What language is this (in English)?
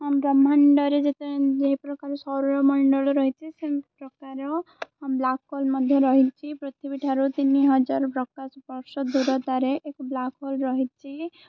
Odia